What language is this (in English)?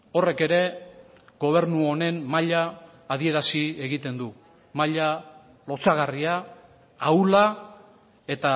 Basque